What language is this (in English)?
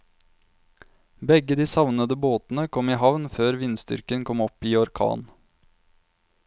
Norwegian